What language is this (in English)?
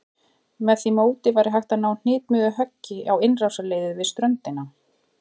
Icelandic